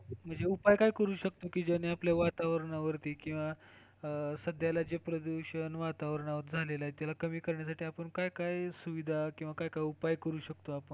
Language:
Marathi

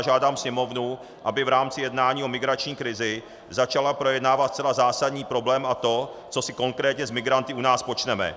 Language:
Czech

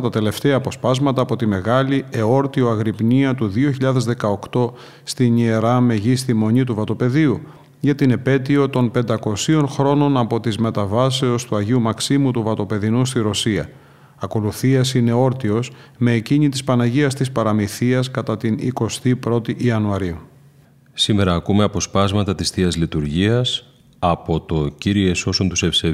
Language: Greek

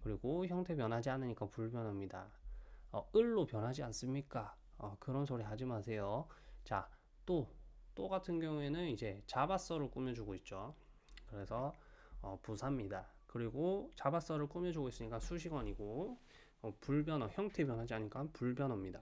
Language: Korean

